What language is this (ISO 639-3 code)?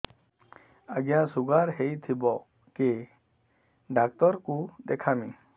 ori